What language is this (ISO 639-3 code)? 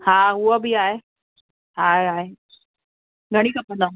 snd